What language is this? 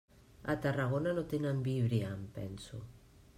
Catalan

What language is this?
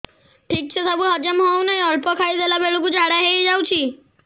Odia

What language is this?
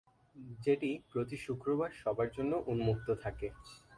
Bangla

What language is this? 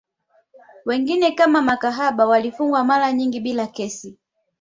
Swahili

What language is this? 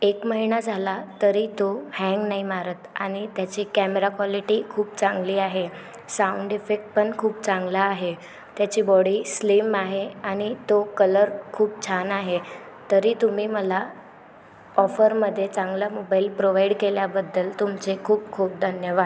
Marathi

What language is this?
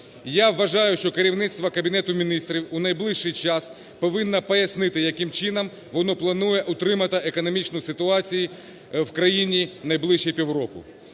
Ukrainian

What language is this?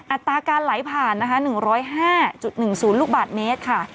Thai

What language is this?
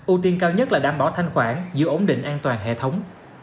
Vietnamese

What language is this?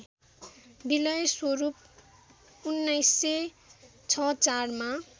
Nepali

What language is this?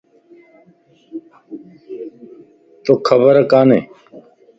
Lasi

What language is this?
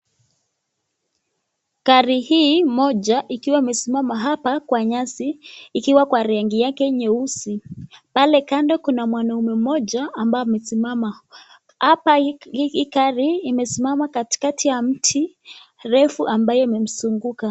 Swahili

